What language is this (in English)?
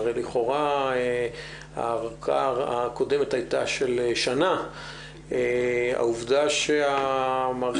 Hebrew